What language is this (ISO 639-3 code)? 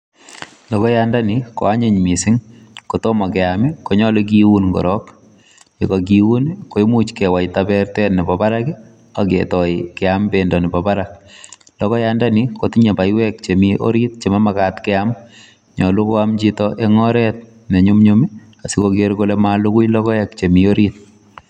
kln